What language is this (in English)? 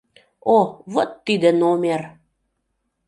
Mari